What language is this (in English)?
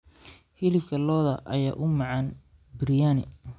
Somali